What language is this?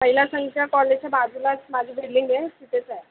Marathi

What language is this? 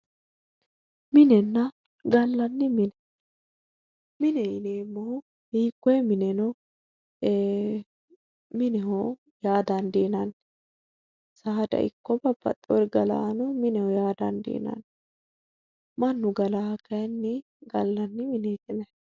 Sidamo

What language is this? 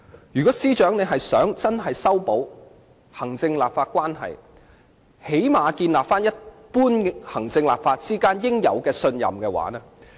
Cantonese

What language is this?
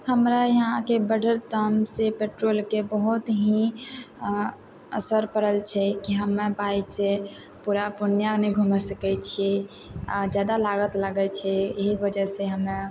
Maithili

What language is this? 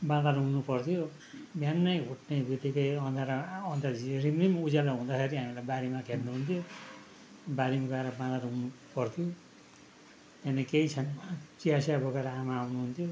Nepali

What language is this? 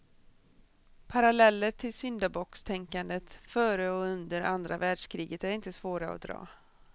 Swedish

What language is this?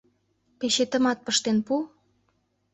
Mari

